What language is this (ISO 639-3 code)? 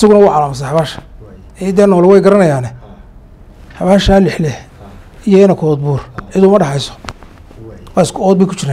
ara